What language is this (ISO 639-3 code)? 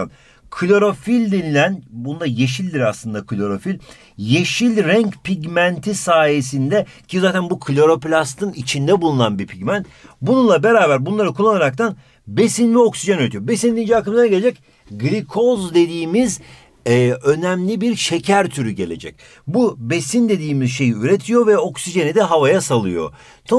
tur